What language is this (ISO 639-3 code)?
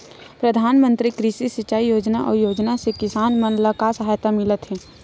hne